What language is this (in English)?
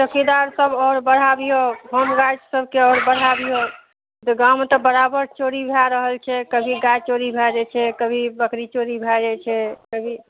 Maithili